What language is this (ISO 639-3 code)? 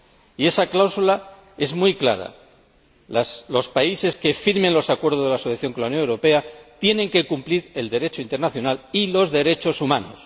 spa